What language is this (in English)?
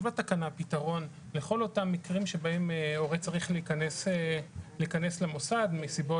Hebrew